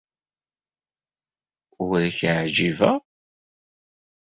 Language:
Kabyle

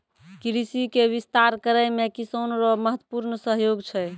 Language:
Maithili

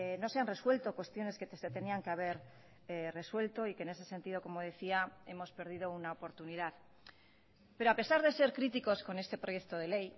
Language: Spanish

